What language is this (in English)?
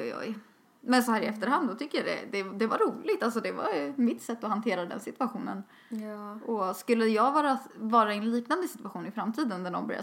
Swedish